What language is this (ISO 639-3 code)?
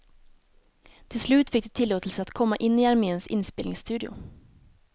swe